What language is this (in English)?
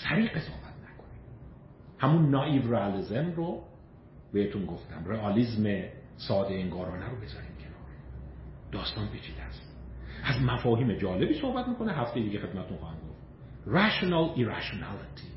Persian